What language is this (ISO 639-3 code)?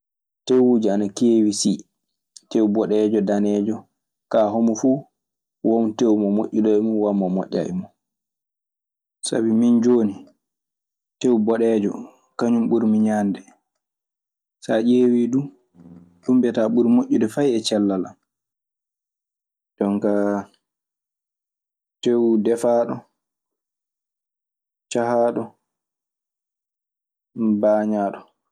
ffm